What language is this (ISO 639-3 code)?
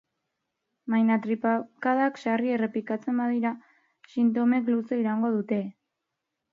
eus